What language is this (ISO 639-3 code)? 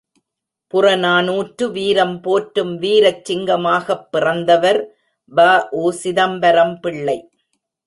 tam